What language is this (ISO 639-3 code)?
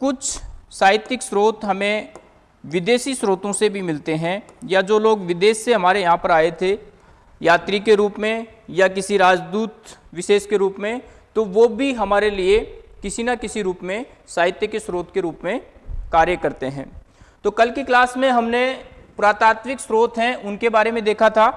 hin